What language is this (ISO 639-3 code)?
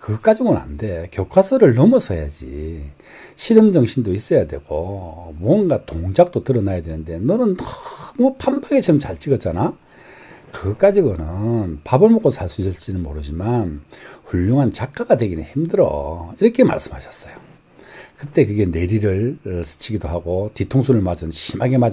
kor